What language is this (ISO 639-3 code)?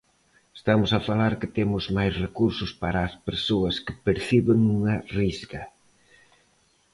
glg